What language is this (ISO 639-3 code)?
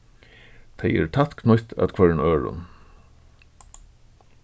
fao